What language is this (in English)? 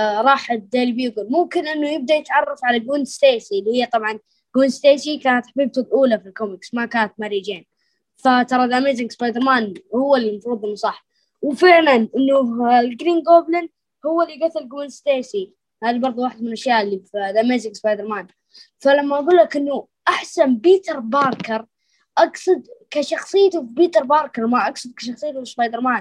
Arabic